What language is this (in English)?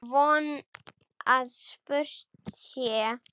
Icelandic